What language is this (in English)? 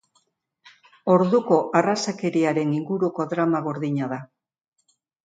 Basque